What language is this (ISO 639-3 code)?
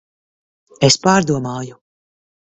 lav